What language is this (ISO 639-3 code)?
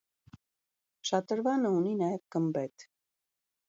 hye